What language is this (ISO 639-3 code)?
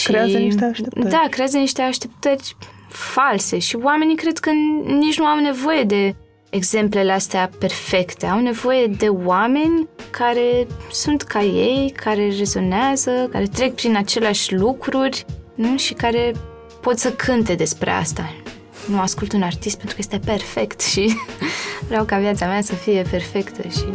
ron